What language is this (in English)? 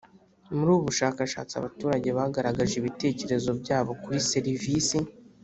Kinyarwanda